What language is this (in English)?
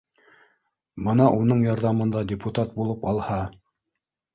Bashkir